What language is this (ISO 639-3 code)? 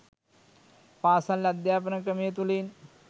sin